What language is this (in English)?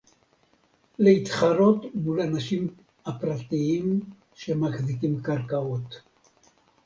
Hebrew